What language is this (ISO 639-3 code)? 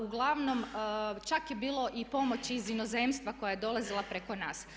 hrv